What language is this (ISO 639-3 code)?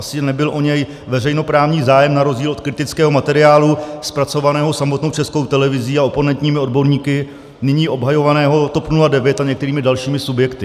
ces